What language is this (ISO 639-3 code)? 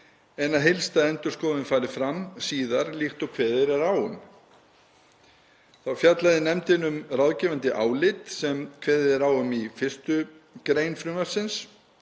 isl